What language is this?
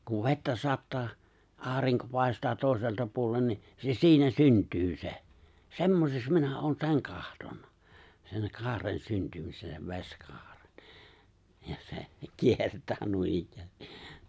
Finnish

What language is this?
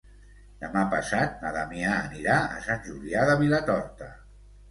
Catalan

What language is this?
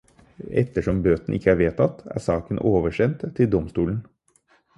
Norwegian Bokmål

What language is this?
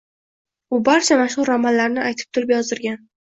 Uzbek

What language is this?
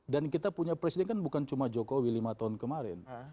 Indonesian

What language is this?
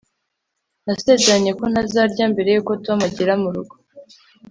Kinyarwanda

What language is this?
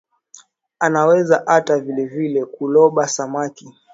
Swahili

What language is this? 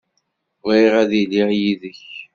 Kabyle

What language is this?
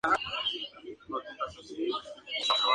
Spanish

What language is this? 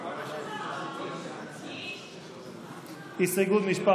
Hebrew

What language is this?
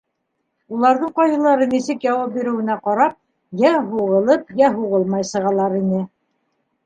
Bashkir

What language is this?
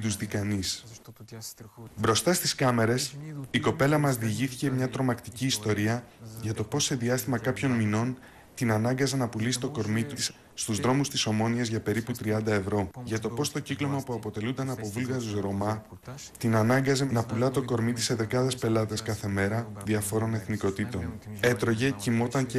Greek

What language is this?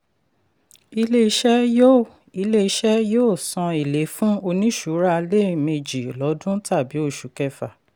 Yoruba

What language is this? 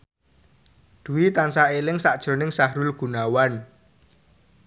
Javanese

